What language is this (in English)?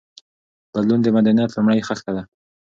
Pashto